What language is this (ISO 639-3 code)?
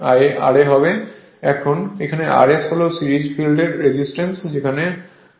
ben